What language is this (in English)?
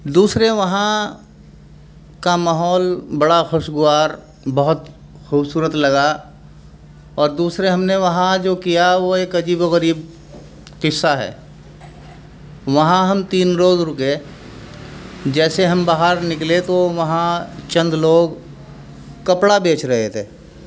Urdu